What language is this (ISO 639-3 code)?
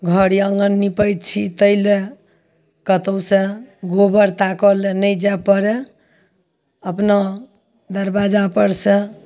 mai